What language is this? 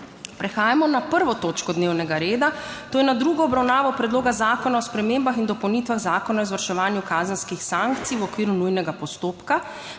Slovenian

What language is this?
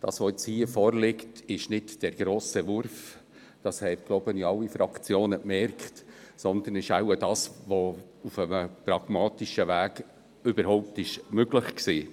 Swiss German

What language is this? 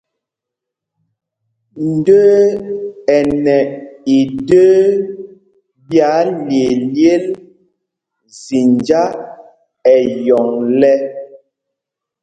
Mpumpong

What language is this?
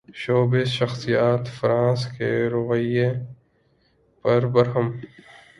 Urdu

